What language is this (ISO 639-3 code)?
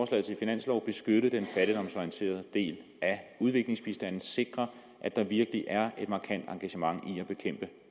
dan